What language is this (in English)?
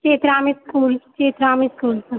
Maithili